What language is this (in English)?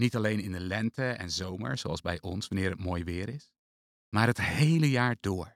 Dutch